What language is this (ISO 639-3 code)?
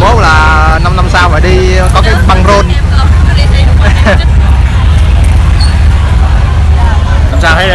vie